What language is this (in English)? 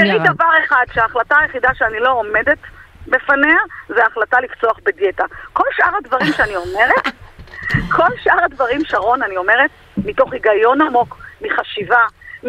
Hebrew